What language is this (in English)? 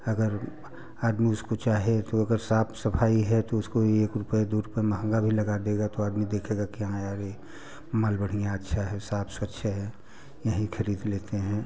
Hindi